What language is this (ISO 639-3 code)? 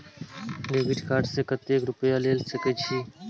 mai